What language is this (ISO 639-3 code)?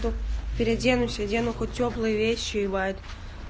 rus